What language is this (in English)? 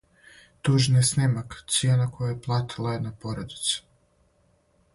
Serbian